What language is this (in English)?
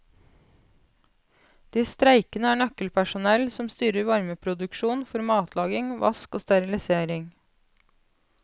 Norwegian